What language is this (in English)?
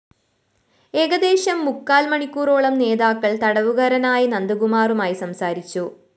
Malayalam